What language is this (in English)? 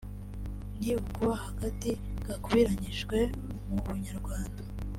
Kinyarwanda